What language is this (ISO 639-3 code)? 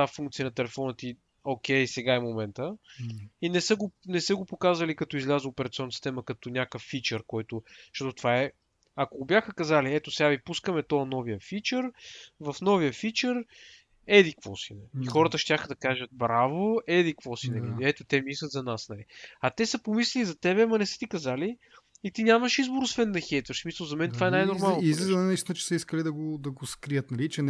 bul